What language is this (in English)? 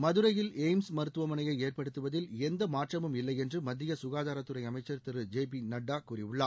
Tamil